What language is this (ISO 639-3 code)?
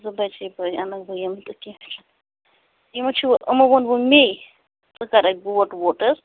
kas